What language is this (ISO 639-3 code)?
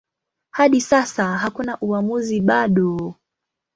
swa